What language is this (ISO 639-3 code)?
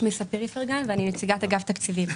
heb